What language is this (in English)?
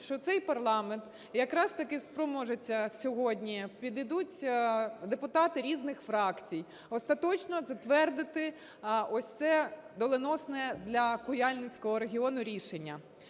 Ukrainian